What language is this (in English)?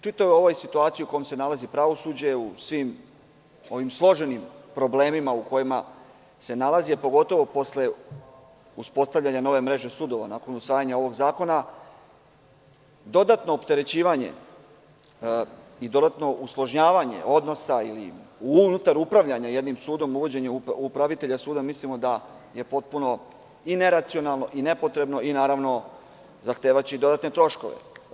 Serbian